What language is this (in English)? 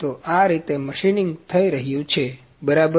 Gujarati